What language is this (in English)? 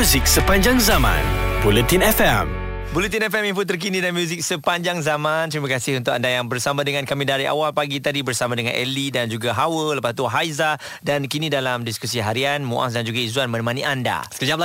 Malay